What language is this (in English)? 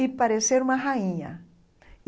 Portuguese